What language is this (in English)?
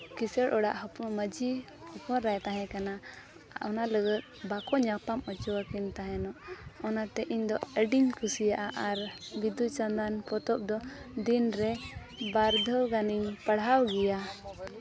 Santali